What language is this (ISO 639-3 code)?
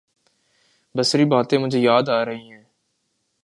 urd